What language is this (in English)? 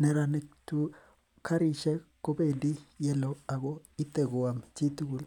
Kalenjin